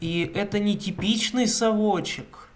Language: Russian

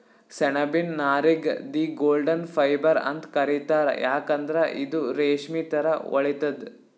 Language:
Kannada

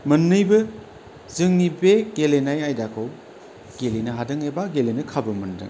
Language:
Bodo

